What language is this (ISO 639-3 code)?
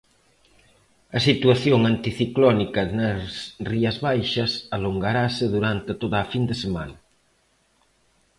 glg